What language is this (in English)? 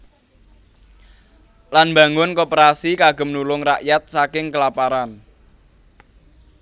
Javanese